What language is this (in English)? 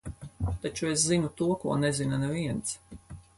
Latvian